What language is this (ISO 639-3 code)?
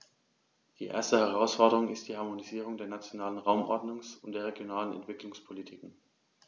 deu